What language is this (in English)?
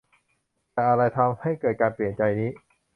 Thai